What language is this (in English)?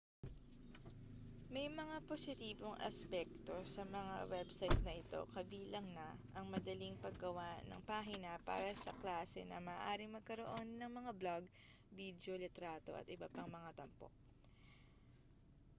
Filipino